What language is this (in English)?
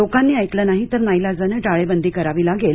Marathi